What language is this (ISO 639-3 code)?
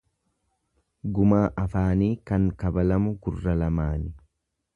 orm